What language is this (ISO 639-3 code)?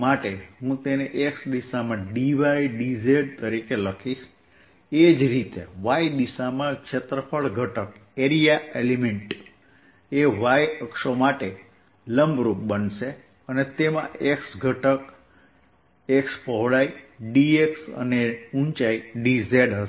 guj